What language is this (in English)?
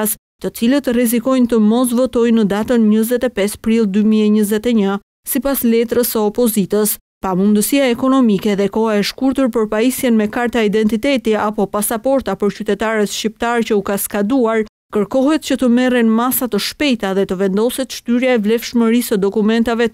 Dutch